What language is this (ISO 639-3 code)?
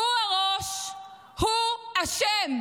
heb